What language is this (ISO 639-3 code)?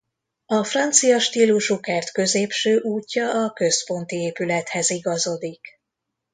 hun